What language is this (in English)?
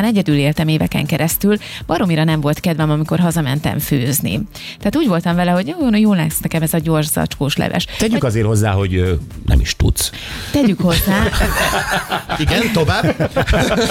Hungarian